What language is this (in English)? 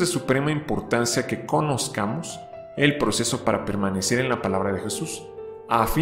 Spanish